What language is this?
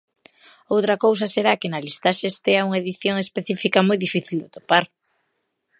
Galician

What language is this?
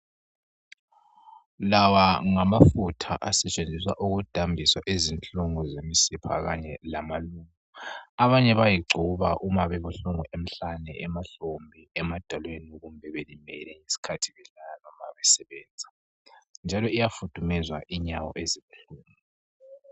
North Ndebele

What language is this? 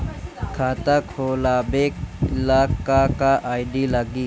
Bhojpuri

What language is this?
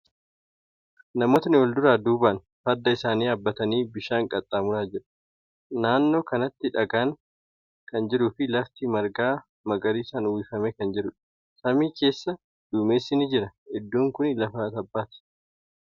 Oromo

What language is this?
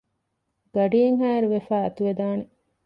Divehi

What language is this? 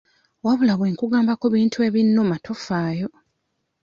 Ganda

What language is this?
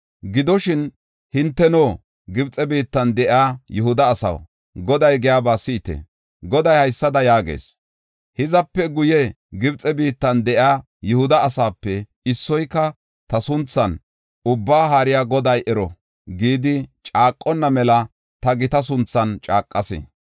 Gofa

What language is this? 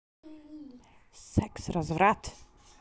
Russian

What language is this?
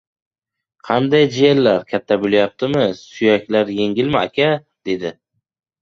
Uzbek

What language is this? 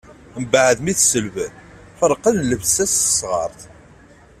Kabyle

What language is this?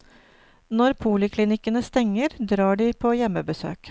Norwegian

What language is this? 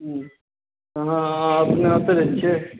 Maithili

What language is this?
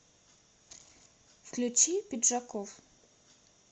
Russian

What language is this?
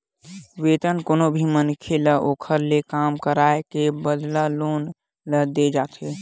Chhattisgarhi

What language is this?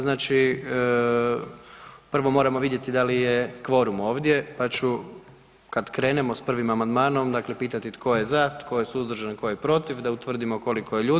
Croatian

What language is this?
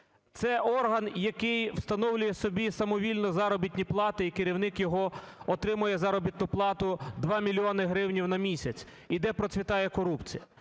Ukrainian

